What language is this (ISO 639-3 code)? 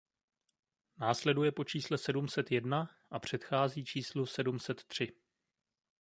ces